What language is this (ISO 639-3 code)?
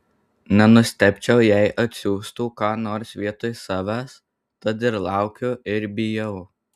lit